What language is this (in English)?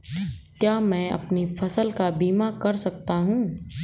Hindi